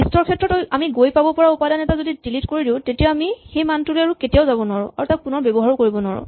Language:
Assamese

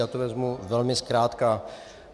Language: Czech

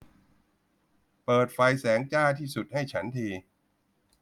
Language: Thai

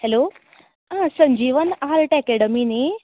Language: Konkani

